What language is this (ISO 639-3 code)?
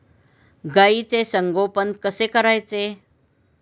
mar